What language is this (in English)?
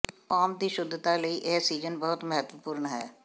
Punjabi